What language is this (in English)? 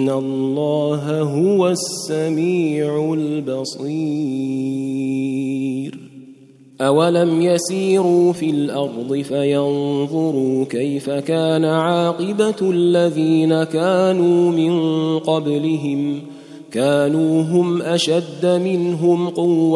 Arabic